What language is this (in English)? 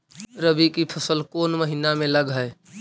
Magahi